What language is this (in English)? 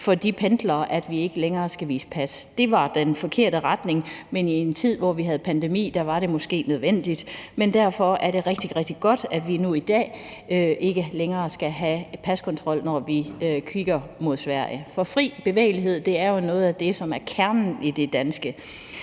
Danish